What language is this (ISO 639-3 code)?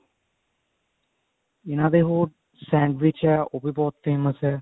pan